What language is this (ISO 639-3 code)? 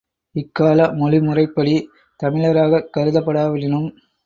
tam